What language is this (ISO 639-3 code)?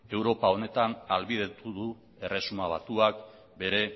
eus